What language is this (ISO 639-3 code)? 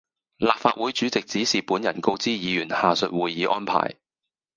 yue